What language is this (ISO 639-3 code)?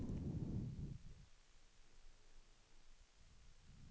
swe